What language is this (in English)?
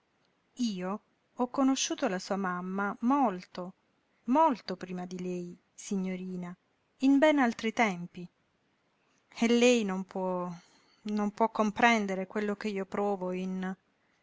Italian